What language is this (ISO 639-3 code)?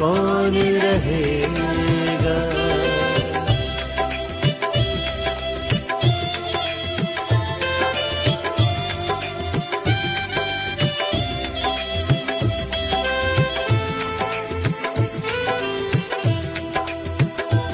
urd